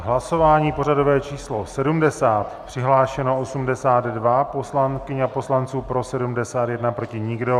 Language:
Czech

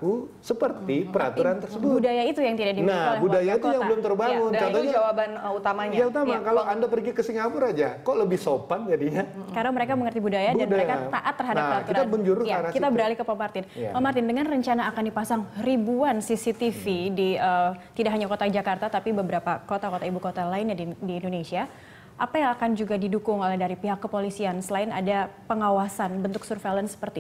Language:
Indonesian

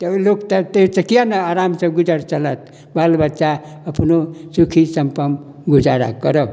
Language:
Maithili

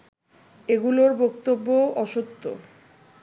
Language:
Bangla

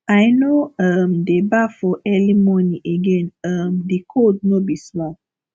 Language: Nigerian Pidgin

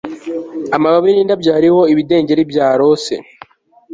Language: Kinyarwanda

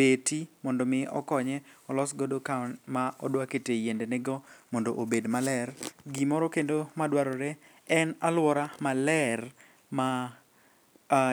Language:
Luo (Kenya and Tanzania)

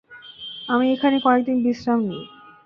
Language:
Bangla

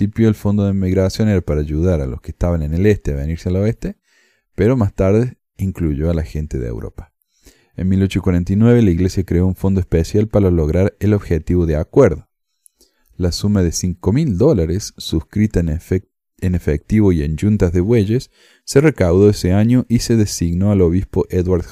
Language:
Spanish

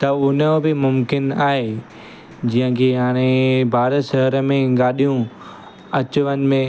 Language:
Sindhi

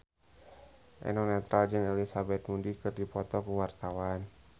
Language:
Sundanese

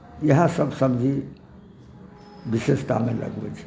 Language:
Maithili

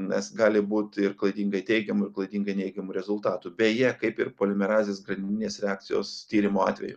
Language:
Lithuanian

